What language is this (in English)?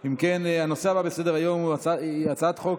Hebrew